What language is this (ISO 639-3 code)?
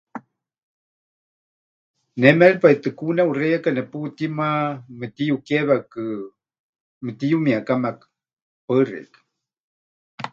hch